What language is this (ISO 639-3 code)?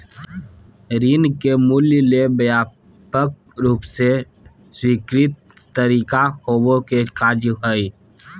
mag